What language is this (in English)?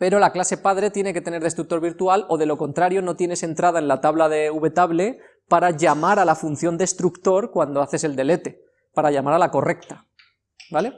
Spanish